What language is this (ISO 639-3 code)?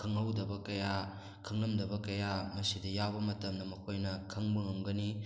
mni